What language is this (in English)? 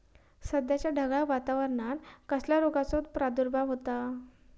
Marathi